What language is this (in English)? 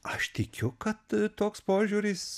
Lithuanian